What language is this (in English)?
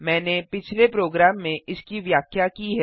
Hindi